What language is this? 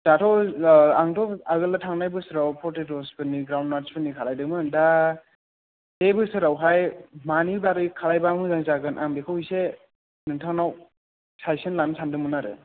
Bodo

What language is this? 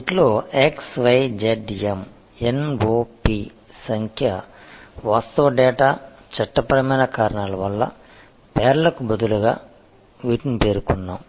Telugu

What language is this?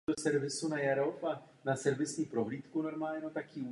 Czech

